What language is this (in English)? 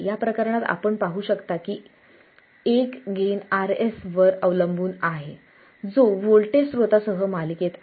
Marathi